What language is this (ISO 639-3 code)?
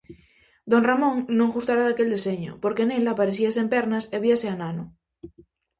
glg